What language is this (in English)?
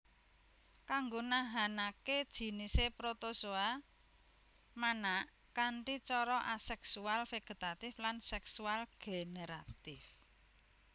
Javanese